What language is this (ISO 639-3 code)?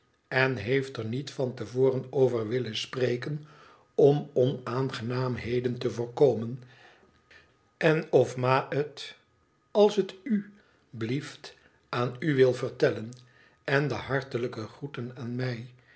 nld